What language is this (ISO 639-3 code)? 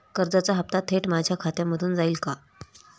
mar